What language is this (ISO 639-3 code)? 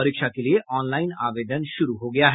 hin